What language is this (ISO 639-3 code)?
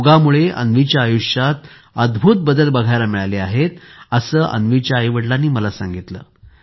mar